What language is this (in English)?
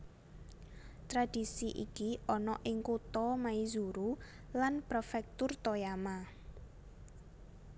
Javanese